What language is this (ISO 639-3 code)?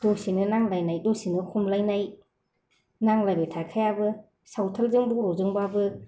brx